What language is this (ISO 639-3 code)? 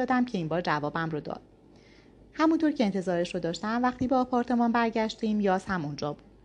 fas